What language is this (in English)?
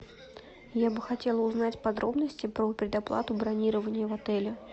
Russian